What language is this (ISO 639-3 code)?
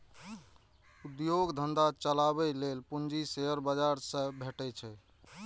mai